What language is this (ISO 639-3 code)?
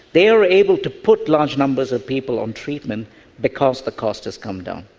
eng